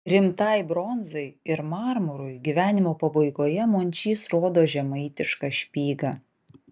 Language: Lithuanian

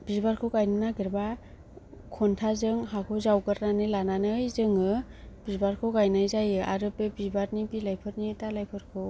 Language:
Bodo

